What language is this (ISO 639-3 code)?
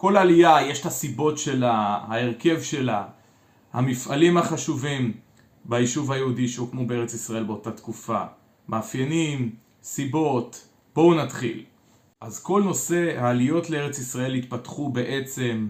heb